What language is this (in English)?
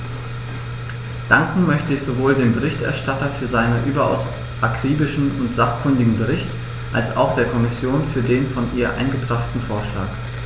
German